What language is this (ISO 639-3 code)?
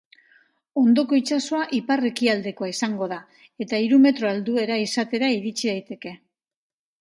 eus